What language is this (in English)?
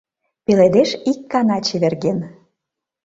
Mari